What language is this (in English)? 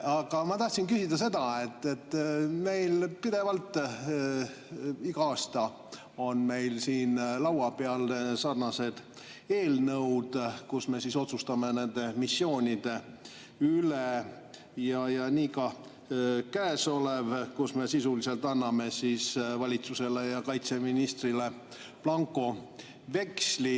Estonian